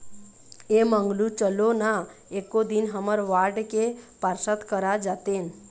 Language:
Chhattisgarhi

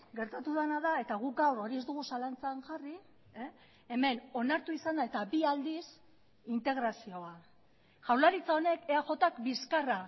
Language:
Basque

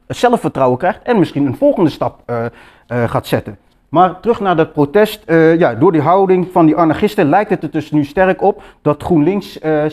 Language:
Dutch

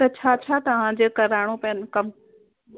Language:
Sindhi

